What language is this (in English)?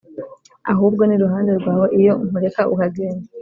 Kinyarwanda